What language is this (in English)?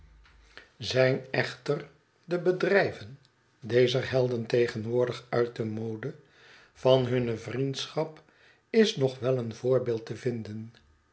Dutch